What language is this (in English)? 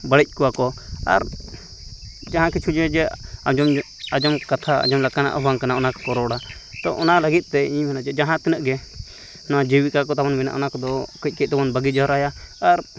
Santali